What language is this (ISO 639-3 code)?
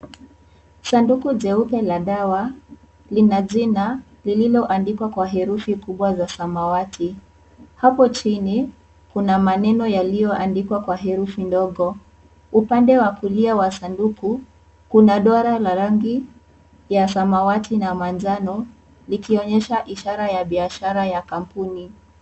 swa